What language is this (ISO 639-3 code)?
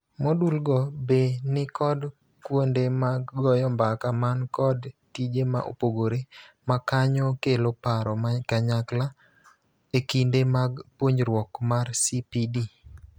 luo